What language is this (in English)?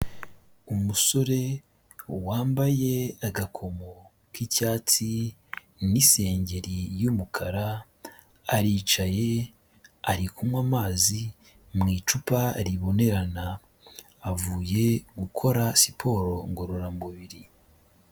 Kinyarwanda